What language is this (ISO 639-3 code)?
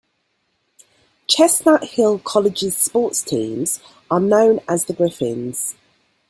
eng